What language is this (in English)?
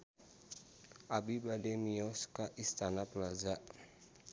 Sundanese